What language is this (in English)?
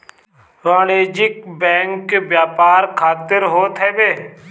Bhojpuri